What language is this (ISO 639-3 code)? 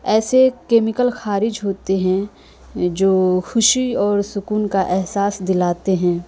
urd